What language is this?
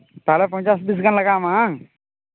Santali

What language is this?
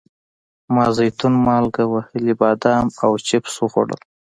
Pashto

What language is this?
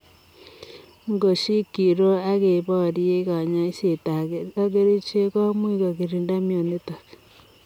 Kalenjin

